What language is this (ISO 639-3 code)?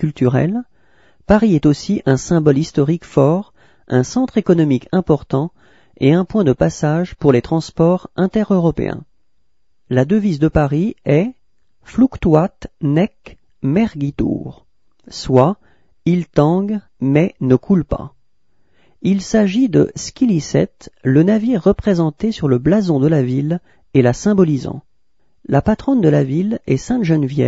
fra